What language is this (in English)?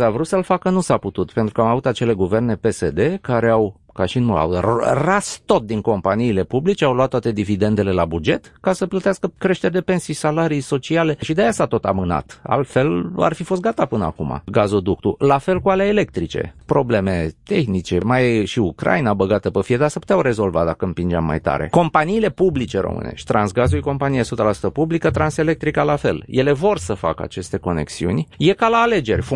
Romanian